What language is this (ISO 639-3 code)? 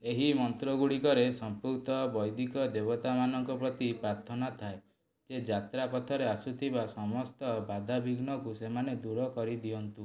ori